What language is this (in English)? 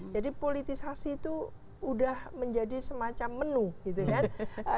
Indonesian